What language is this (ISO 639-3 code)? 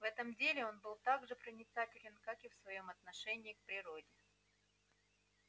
rus